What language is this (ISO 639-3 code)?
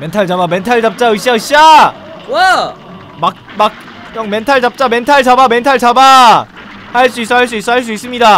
kor